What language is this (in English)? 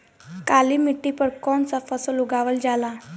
Bhojpuri